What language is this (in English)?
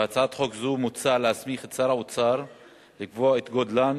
Hebrew